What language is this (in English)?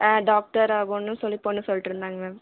Tamil